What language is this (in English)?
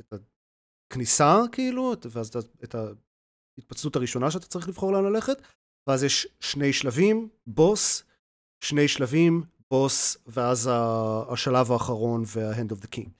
Hebrew